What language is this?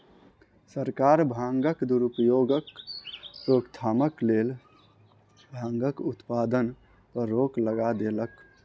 Maithili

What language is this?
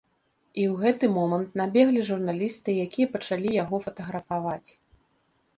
Belarusian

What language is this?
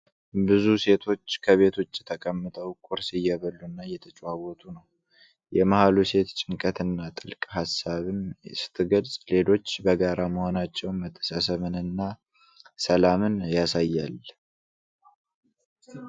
Amharic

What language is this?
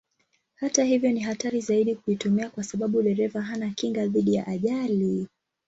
Swahili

